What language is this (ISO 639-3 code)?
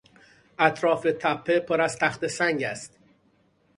fas